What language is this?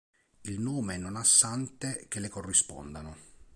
Italian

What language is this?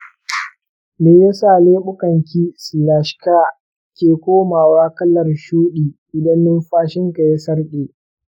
Hausa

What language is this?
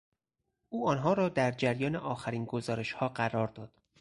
Persian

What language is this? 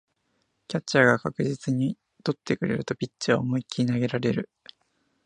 Japanese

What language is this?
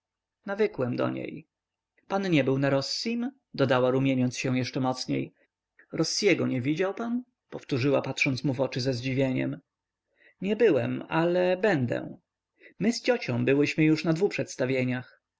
Polish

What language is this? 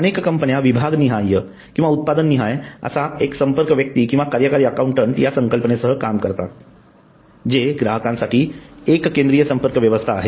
Marathi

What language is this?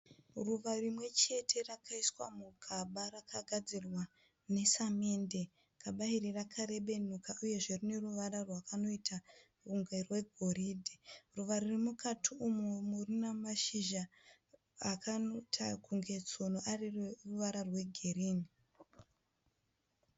Shona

